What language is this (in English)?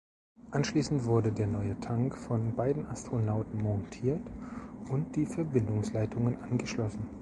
German